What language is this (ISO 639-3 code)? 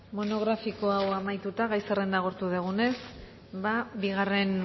eus